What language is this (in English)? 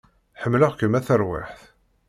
Kabyle